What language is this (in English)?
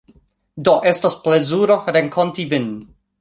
Esperanto